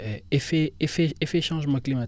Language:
Wolof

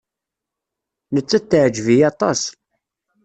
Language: Kabyle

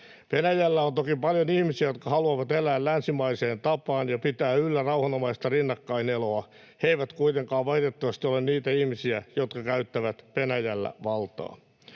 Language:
Finnish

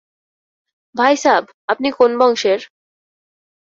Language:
Bangla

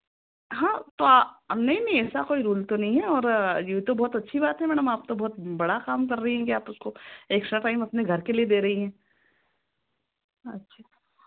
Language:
Hindi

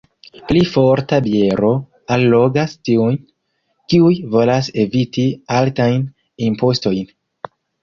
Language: Esperanto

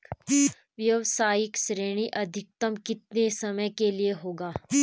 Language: Hindi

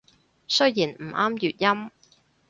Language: Cantonese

